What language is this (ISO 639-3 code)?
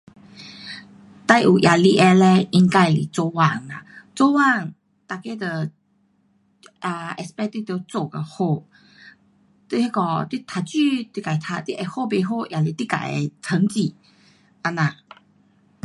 cpx